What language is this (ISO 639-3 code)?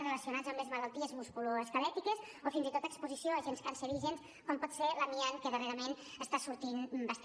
cat